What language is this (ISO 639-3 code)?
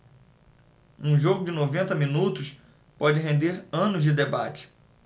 por